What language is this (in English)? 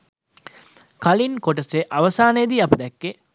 Sinhala